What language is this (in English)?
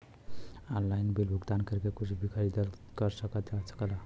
Bhojpuri